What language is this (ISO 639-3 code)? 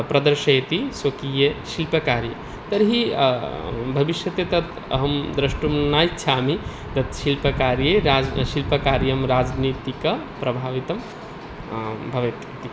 san